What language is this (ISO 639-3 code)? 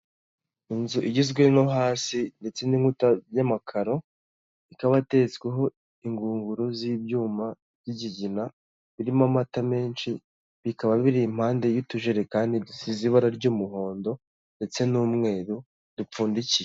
kin